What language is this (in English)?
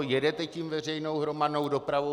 Czech